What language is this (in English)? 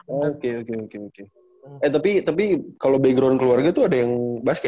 Indonesian